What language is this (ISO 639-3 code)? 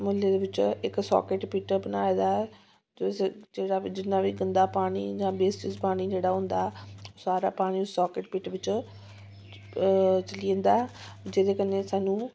doi